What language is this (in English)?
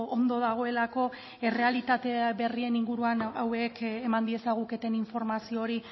Basque